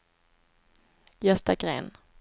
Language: Swedish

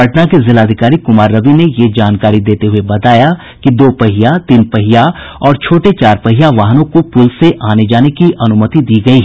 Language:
Hindi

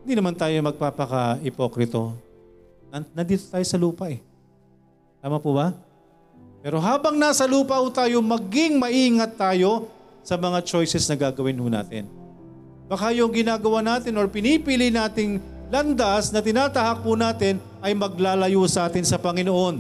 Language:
Filipino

